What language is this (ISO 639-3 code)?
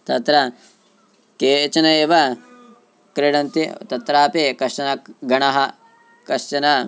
san